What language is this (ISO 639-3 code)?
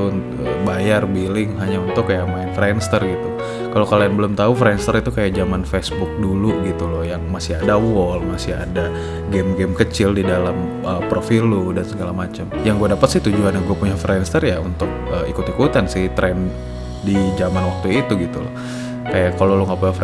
ind